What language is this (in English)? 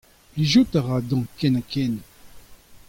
Breton